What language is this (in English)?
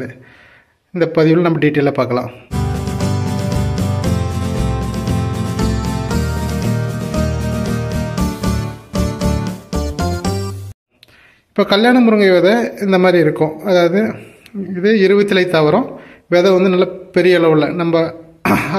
Tamil